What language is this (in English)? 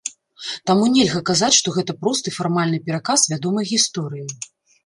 Belarusian